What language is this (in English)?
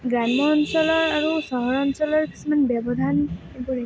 Assamese